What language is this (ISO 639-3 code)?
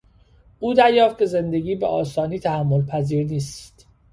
fas